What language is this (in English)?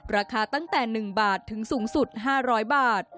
Thai